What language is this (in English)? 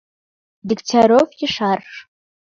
Mari